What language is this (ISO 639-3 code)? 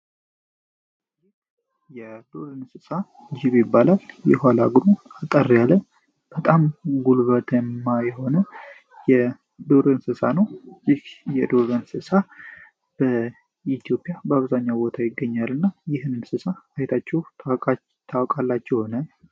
amh